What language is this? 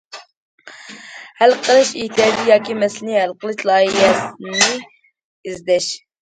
Uyghur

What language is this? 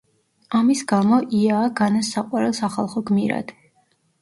Georgian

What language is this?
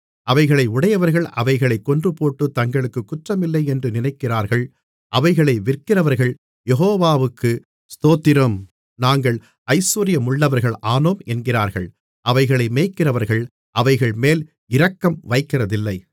Tamil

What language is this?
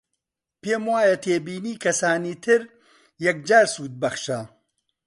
Central Kurdish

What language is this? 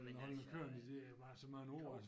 Danish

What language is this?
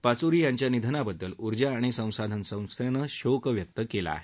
Marathi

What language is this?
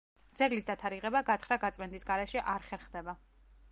Georgian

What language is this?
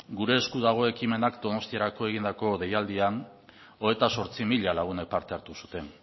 Basque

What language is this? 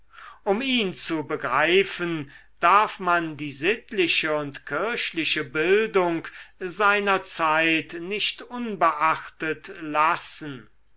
German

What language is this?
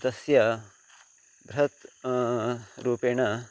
Sanskrit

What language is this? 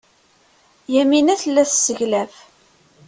Kabyle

